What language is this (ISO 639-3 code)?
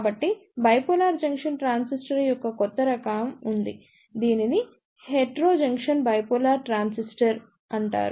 tel